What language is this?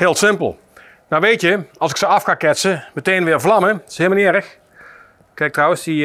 Dutch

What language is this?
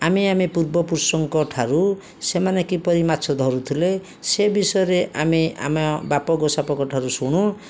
Odia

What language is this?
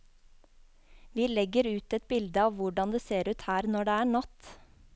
Norwegian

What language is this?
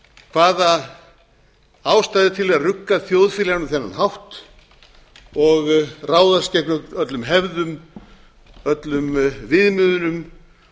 Icelandic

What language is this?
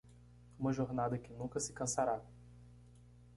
Portuguese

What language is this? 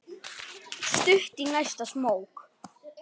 Icelandic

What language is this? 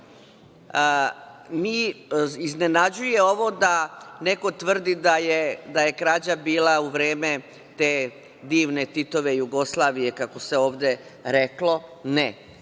Serbian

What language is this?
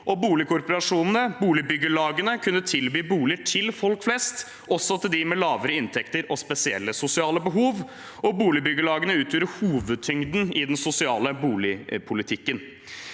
Norwegian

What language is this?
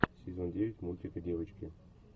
Russian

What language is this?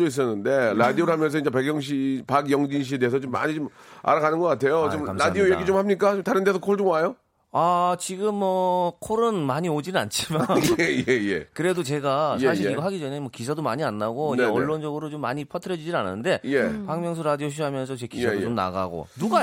Korean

